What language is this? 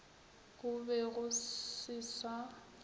Northern Sotho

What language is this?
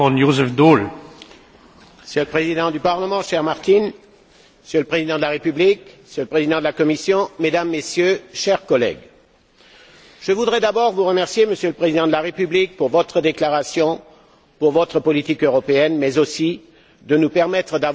French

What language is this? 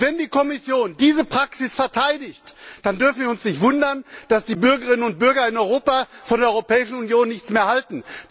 German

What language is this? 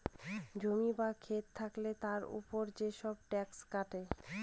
Bangla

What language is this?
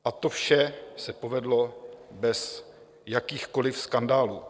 Czech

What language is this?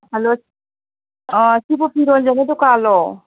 Manipuri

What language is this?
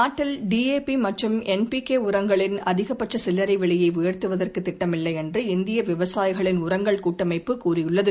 Tamil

